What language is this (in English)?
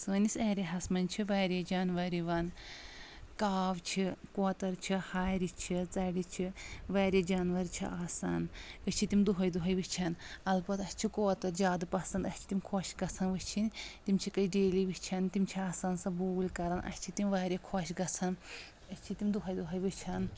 Kashmiri